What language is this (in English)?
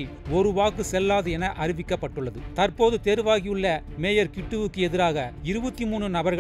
Tamil